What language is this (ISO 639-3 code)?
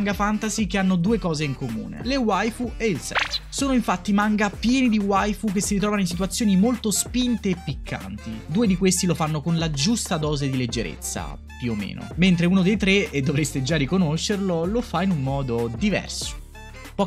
ita